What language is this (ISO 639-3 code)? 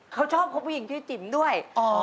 tha